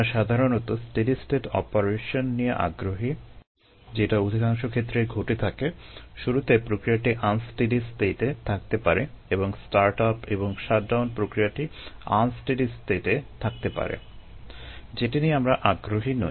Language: Bangla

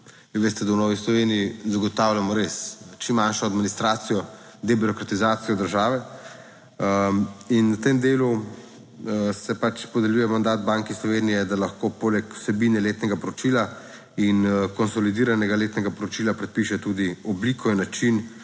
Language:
Slovenian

